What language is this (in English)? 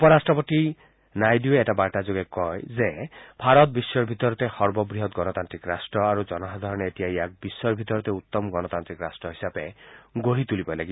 Assamese